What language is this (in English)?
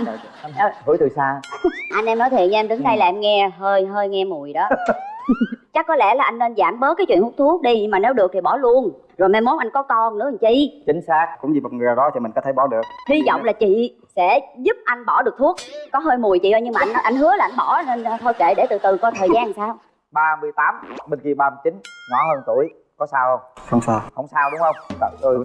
Vietnamese